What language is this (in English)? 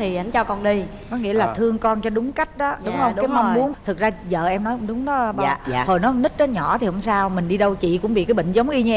Vietnamese